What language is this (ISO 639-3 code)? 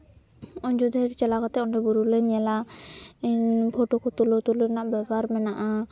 sat